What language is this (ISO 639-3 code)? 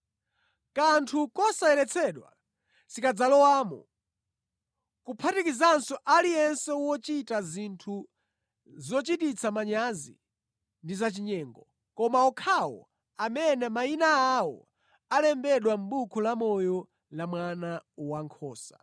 nya